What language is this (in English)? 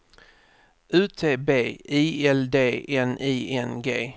Swedish